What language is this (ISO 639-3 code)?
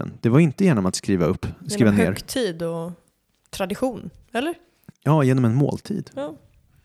swe